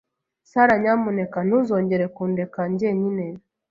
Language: Kinyarwanda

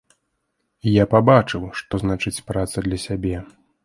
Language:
Belarusian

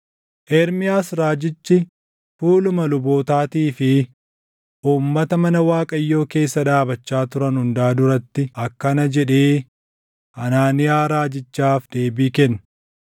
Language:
Oromo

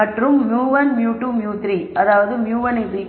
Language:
Tamil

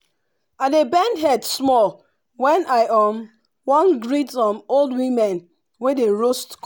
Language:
Nigerian Pidgin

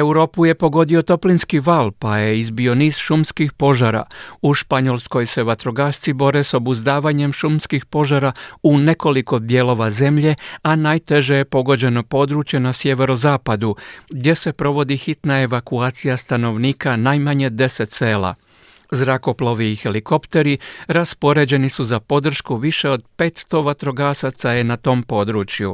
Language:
Croatian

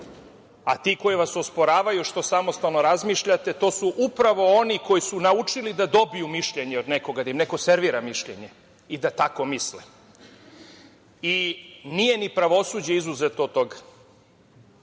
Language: Serbian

